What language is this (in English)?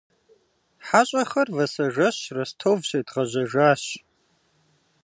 Kabardian